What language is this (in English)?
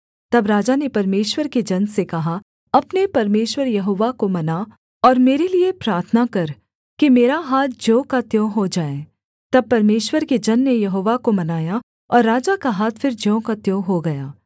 Hindi